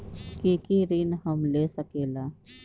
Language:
Magahi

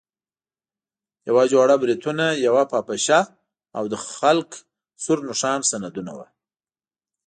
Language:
Pashto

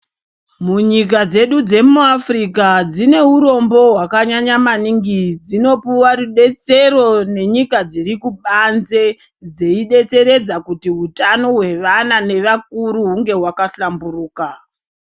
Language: Ndau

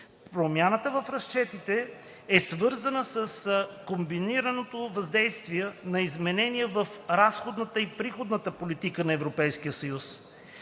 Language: Bulgarian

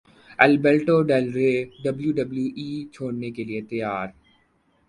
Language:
Urdu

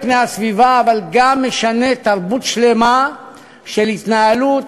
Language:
Hebrew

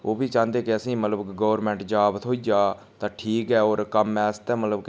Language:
Dogri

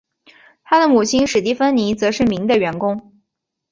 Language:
Chinese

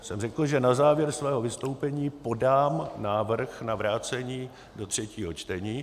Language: Czech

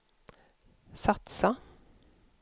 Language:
Swedish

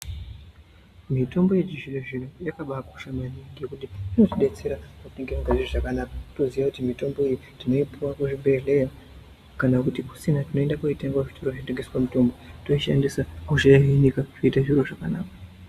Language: Ndau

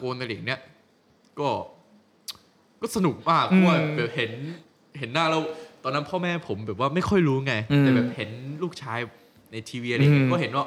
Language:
Thai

